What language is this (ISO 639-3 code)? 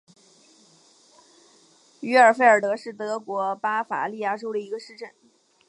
zho